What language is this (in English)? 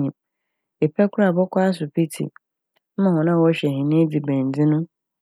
Akan